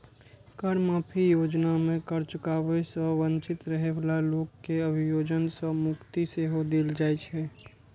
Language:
Maithili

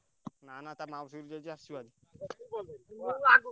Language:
Odia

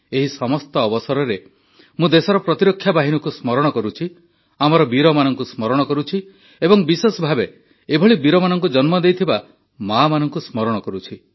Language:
Odia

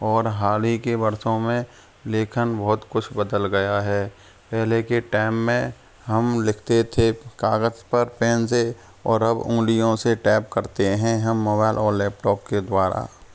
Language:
Hindi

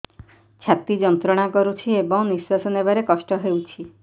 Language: Odia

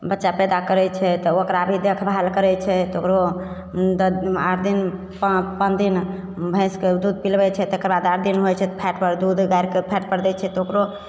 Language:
Maithili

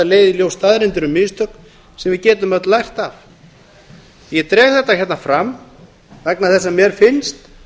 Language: Icelandic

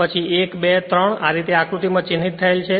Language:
Gujarati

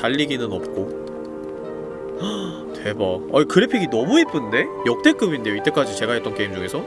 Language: Korean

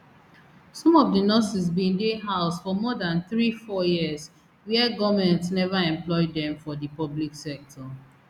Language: Nigerian Pidgin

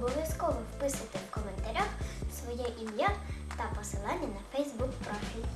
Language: Ukrainian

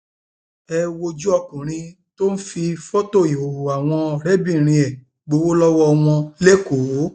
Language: Yoruba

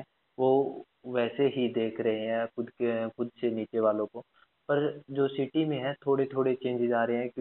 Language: Hindi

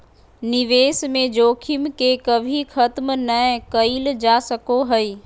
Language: Magahi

